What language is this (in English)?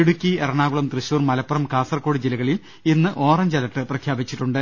Malayalam